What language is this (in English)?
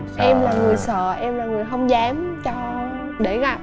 Vietnamese